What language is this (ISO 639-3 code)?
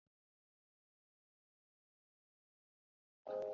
zho